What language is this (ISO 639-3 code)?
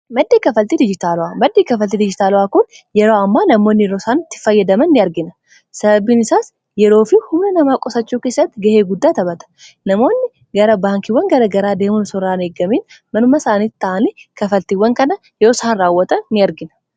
orm